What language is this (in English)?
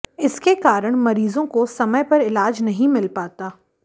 Hindi